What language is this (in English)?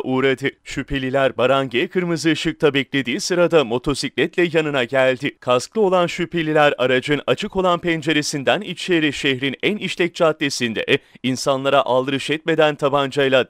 Turkish